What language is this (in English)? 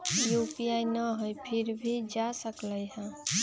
Magahi